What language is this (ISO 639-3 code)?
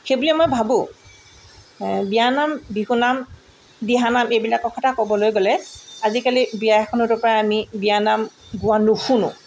asm